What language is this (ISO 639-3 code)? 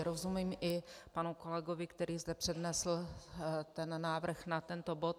ces